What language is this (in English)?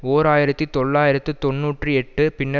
Tamil